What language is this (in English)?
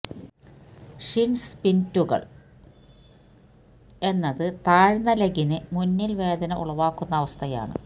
Malayalam